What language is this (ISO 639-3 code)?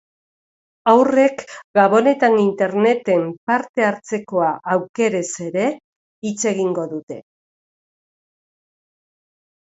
eus